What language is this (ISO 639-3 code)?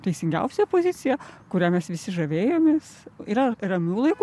lit